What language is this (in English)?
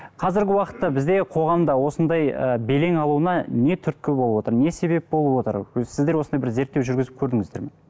Kazakh